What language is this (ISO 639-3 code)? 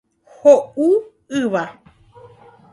grn